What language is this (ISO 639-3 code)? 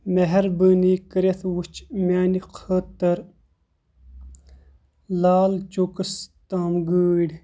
kas